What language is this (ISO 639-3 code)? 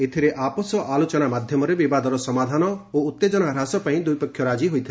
ori